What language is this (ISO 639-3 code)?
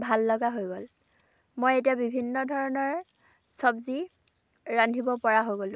asm